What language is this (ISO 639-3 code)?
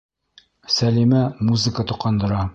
bak